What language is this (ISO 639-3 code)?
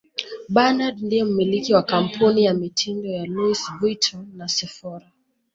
swa